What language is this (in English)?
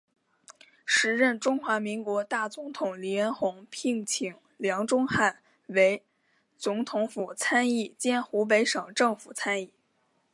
Chinese